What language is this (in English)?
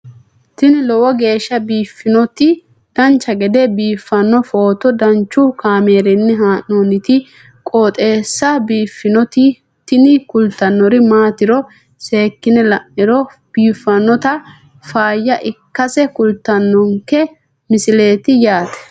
Sidamo